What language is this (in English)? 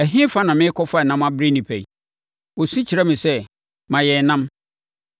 Akan